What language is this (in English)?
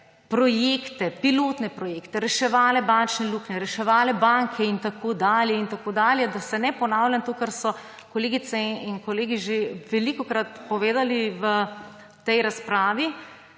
Slovenian